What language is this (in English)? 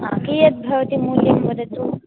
Sanskrit